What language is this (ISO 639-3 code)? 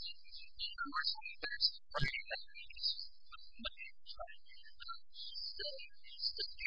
eng